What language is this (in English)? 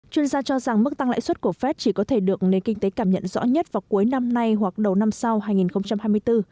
Vietnamese